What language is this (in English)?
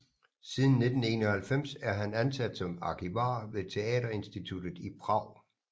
Danish